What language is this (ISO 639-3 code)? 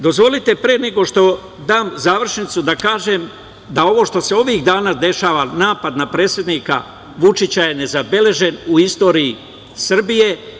srp